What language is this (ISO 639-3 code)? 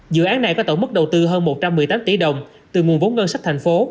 vie